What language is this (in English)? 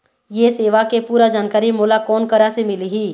Chhattisgarhi